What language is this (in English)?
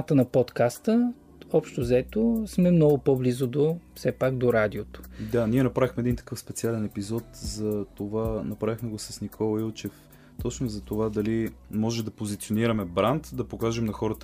Bulgarian